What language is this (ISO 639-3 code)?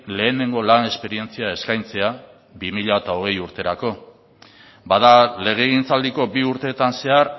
eus